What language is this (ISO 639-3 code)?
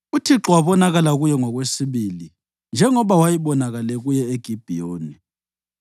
nde